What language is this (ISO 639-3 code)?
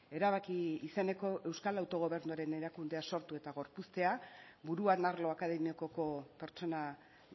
eus